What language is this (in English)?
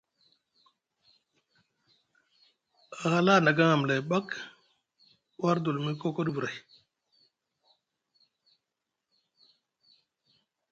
Musgu